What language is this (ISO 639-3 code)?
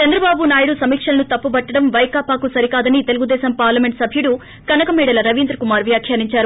tel